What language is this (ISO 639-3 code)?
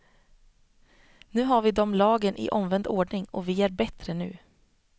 swe